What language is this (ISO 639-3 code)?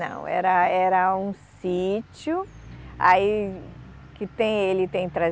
por